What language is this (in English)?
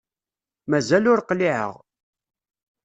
Kabyle